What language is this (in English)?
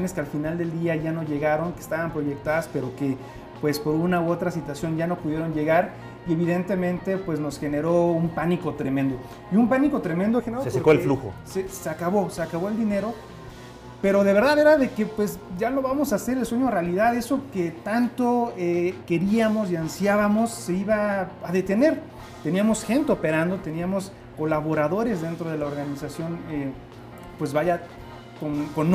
Spanish